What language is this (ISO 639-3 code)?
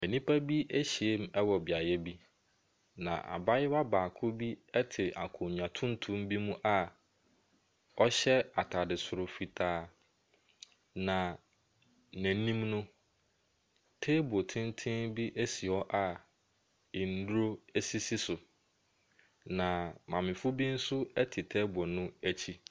aka